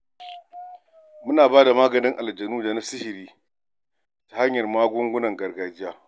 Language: Hausa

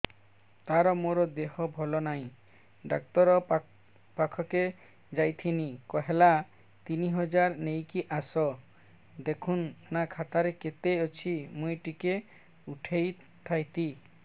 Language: Odia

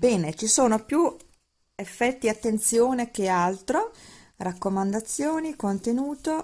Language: Italian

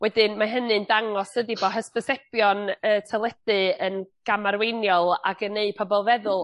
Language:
Welsh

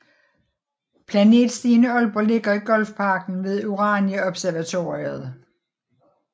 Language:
Danish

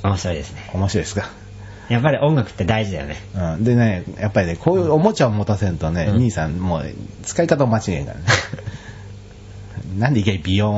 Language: Japanese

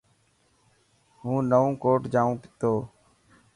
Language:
Dhatki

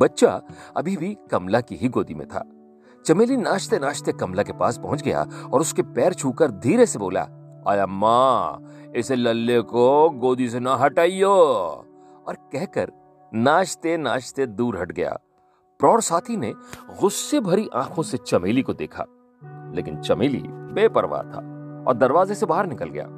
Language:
Hindi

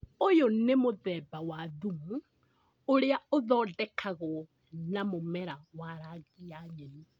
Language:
Kikuyu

